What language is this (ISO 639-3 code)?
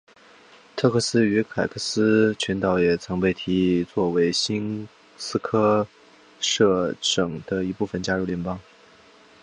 zho